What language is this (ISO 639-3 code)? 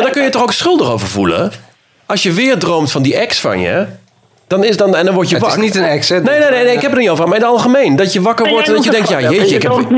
nld